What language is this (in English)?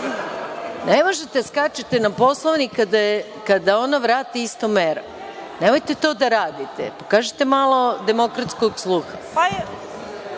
Serbian